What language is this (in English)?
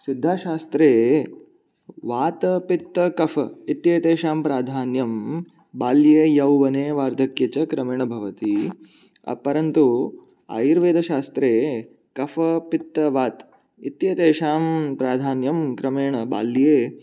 Sanskrit